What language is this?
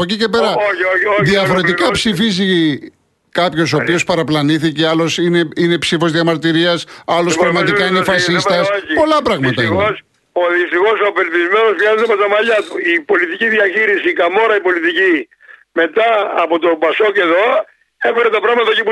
Greek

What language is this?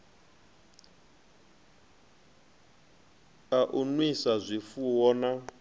Venda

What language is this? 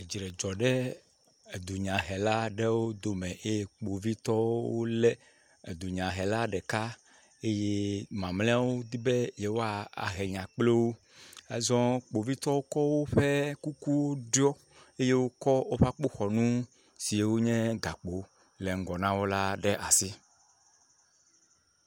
Ewe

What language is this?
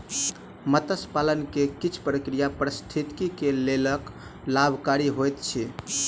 Maithili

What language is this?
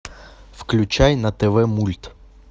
Russian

